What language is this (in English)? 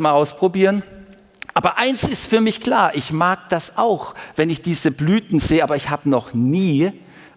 German